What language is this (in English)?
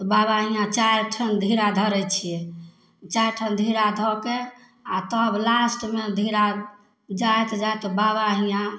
Maithili